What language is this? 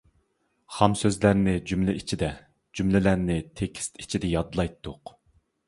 Uyghur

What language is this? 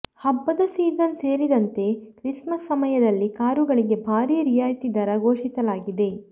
Kannada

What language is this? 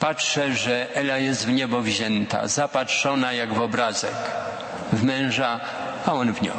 Polish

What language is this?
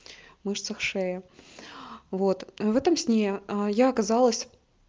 Russian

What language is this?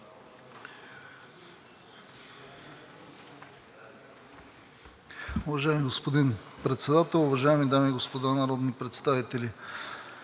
Bulgarian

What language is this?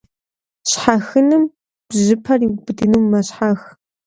Kabardian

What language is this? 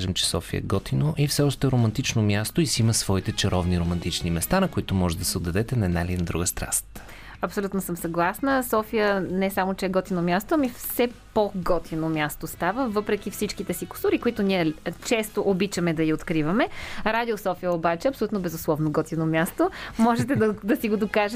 Bulgarian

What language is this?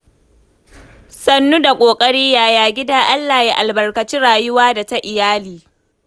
Hausa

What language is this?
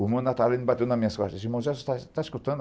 Portuguese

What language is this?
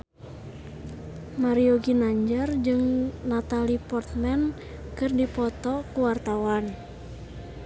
Sundanese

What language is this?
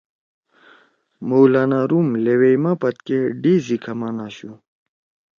Torwali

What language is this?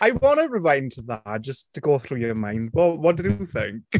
English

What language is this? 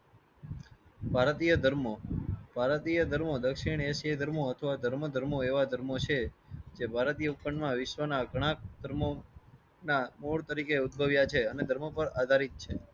Gujarati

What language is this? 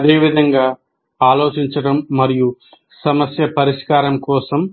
Telugu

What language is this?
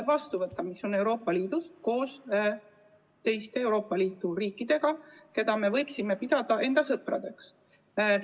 Estonian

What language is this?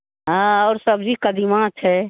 Maithili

